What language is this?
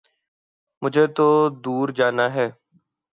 Urdu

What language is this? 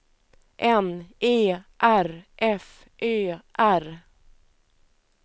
Swedish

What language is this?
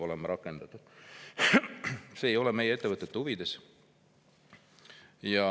Estonian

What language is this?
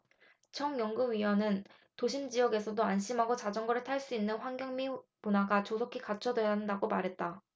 Korean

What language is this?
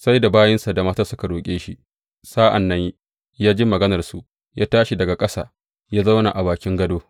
Hausa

